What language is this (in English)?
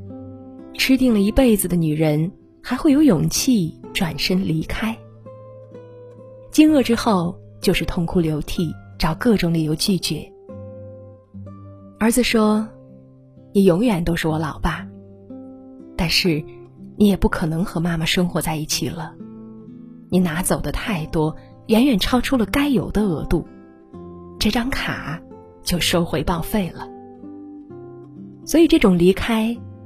Chinese